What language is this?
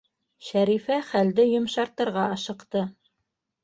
Bashkir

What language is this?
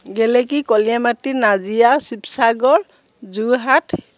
Assamese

